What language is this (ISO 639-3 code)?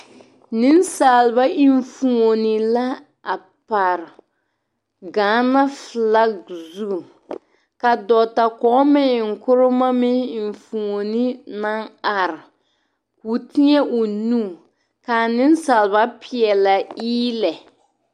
dga